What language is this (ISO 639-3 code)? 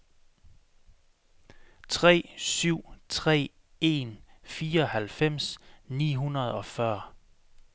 dan